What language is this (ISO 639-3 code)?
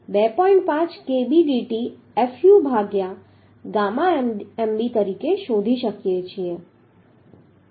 guj